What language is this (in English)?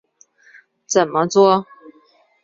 Chinese